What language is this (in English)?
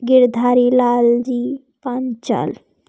Hindi